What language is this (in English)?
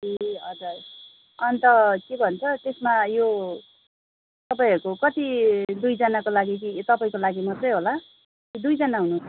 Nepali